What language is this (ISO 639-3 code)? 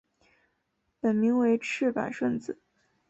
zho